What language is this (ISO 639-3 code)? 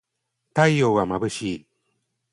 jpn